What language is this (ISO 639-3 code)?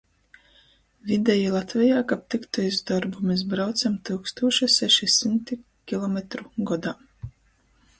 ltg